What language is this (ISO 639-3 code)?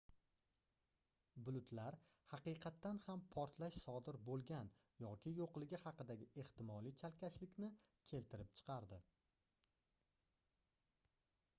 uzb